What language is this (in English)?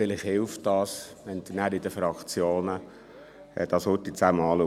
Swiss German